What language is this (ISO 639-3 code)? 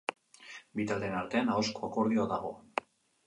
eus